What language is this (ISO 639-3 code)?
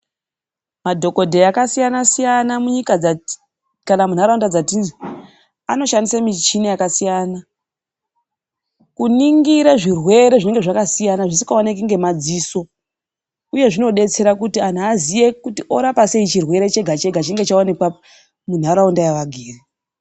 ndc